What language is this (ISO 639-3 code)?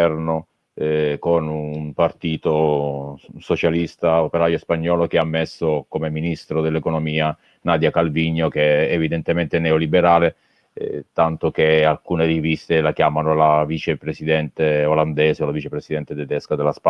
ita